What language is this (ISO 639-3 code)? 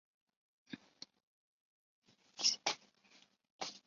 zho